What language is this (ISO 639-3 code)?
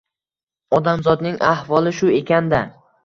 uzb